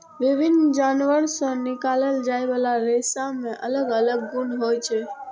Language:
Maithili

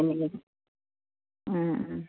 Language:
Assamese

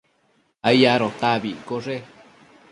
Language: Matsés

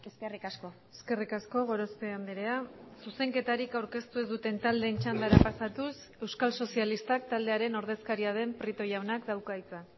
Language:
Basque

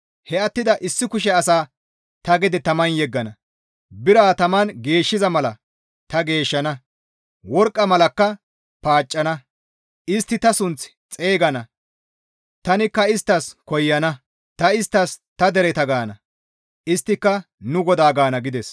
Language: Gamo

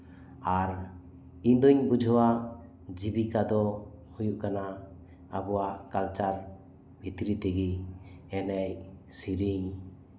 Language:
Santali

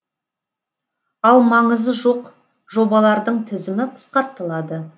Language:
Kazakh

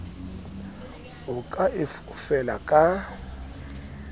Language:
Southern Sotho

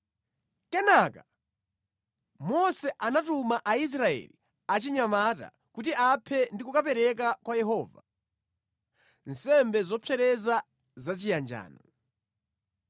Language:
Nyanja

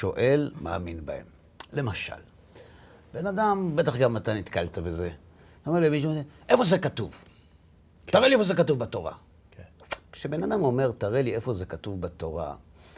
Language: Hebrew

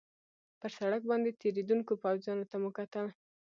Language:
Pashto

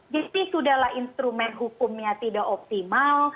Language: Indonesian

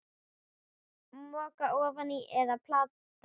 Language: Icelandic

